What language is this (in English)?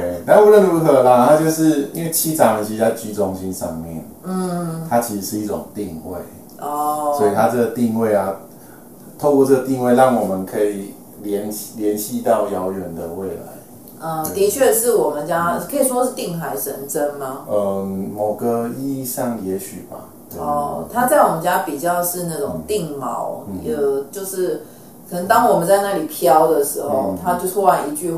Chinese